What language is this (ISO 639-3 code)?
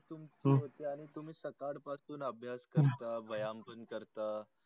mar